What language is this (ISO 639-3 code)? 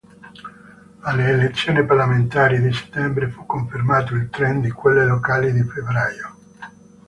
ita